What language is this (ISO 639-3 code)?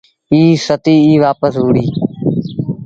sbn